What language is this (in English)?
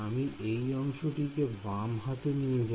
Bangla